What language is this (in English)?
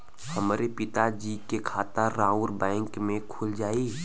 Bhojpuri